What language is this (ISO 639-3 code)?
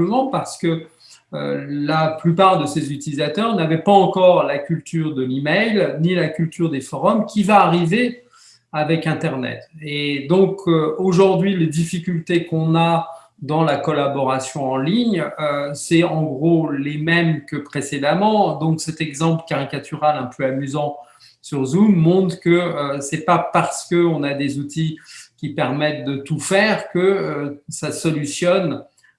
fra